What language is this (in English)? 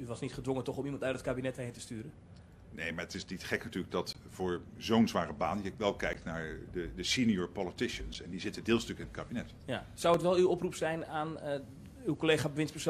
Dutch